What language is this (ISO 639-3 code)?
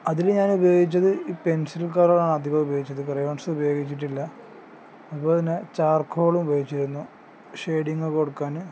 mal